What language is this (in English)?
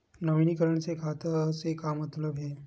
Chhattisgarhi